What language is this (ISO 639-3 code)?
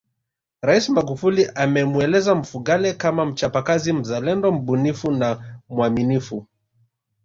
swa